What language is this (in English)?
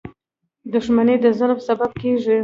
Pashto